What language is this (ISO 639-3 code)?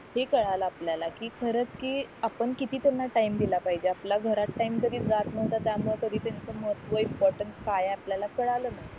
mar